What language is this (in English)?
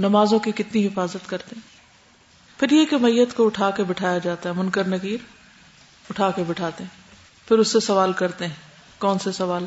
Urdu